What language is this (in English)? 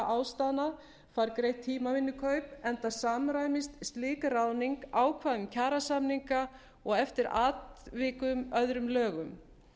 Icelandic